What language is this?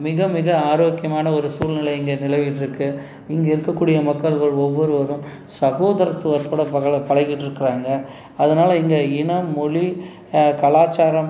Tamil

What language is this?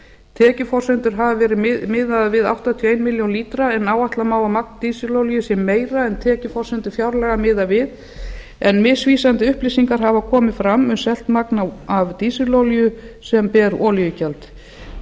Icelandic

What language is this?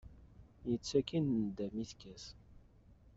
Kabyle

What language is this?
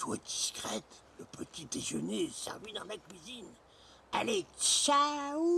French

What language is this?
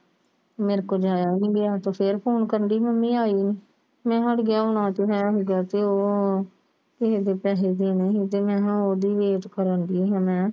Punjabi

